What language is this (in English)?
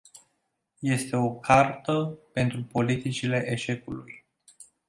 Romanian